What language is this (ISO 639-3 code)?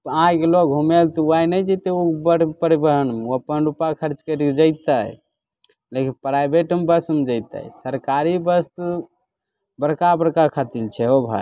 mai